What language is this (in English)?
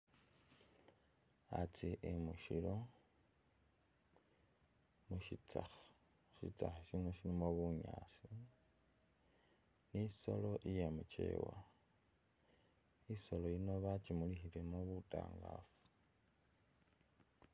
Masaaba